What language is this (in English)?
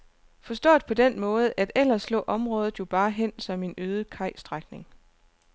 Danish